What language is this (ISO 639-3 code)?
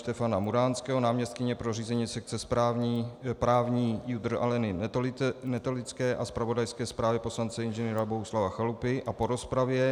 ces